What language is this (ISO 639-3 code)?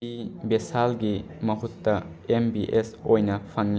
mni